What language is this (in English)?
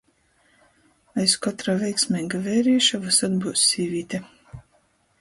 Latgalian